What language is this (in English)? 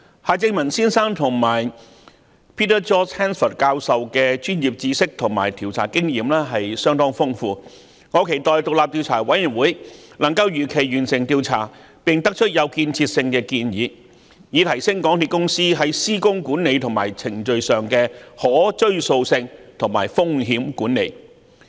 Cantonese